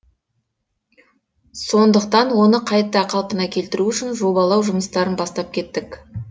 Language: Kazakh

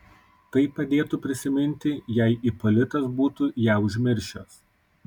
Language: Lithuanian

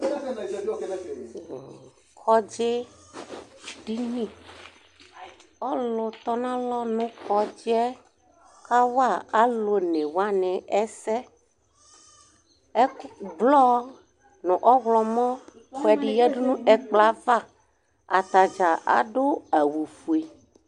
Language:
Ikposo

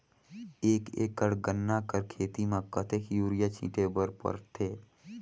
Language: Chhattisgarhi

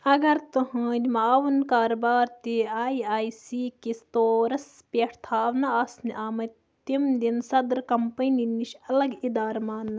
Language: Kashmiri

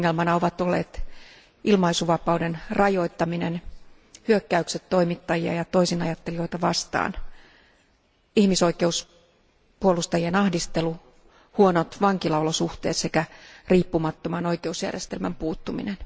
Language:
Finnish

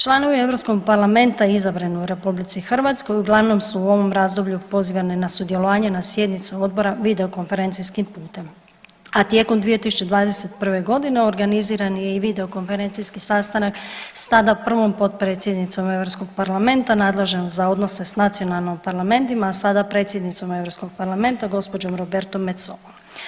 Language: Croatian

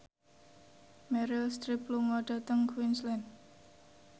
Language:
Javanese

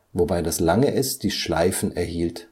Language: German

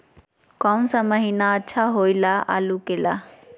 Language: Magahi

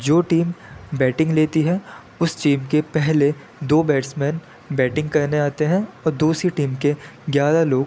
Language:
Urdu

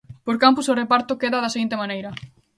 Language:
Galician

